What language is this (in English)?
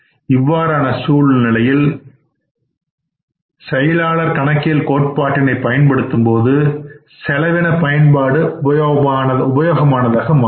Tamil